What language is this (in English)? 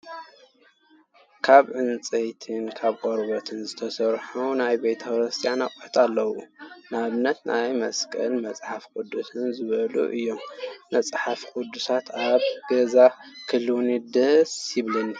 Tigrinya